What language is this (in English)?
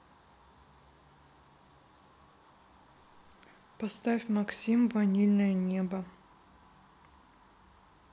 Russian